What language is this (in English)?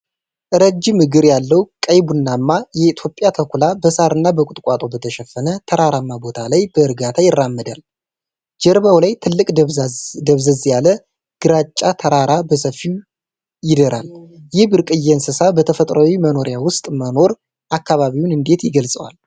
Amharic